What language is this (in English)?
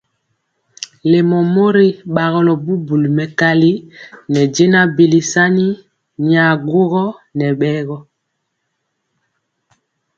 Mpiemo